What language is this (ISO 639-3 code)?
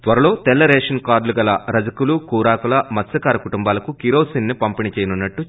tel